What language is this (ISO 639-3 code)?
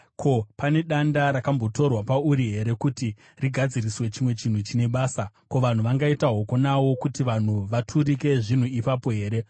sna